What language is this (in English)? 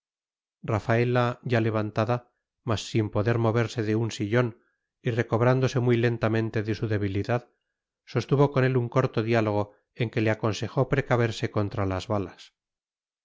Spanish